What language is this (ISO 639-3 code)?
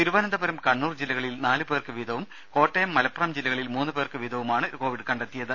mal